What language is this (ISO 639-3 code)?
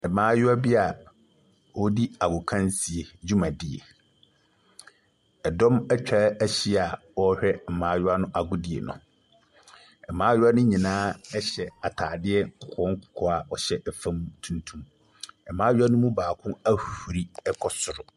aka